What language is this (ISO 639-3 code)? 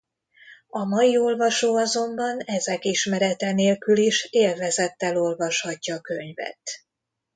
hun